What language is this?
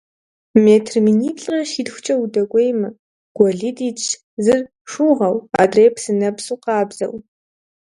Kabardian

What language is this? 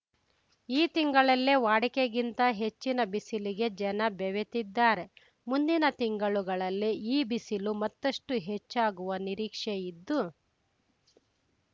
Kannada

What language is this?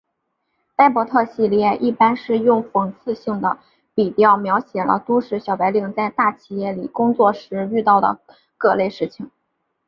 Chinese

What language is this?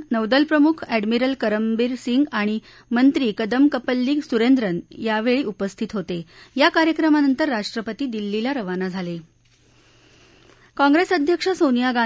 Marathi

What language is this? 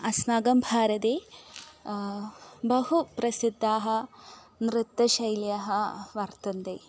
Sanskrit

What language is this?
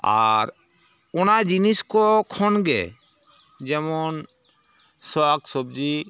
Santali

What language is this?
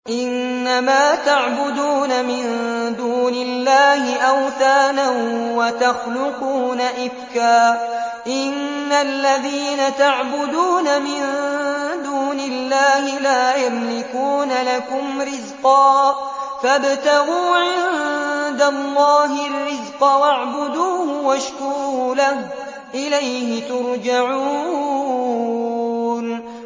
Arabic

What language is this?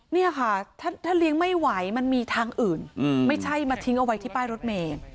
Thai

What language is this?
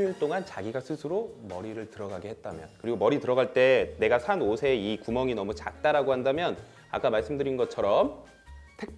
Korean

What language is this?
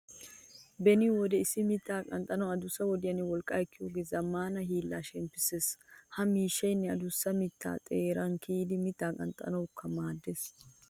Wolaytta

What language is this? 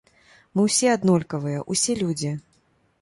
Belarusian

